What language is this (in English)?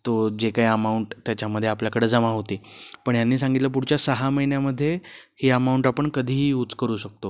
Marathi